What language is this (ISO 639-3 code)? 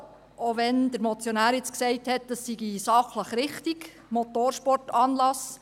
gsw